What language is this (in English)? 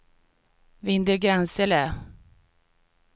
Swedish